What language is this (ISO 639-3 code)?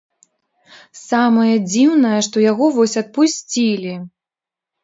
bel